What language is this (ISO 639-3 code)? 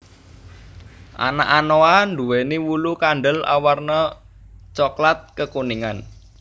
jav